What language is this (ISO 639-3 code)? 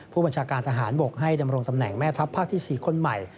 tha